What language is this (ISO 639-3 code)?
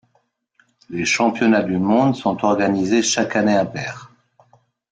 fra